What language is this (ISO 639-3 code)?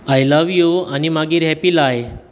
kok